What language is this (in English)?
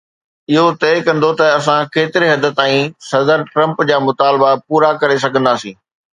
Sindhi